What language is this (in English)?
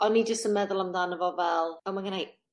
Welsh